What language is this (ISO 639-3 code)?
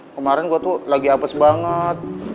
ind